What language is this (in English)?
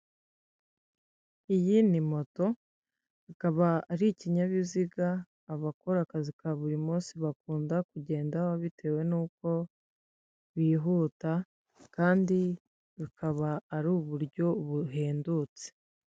Kinyarwanda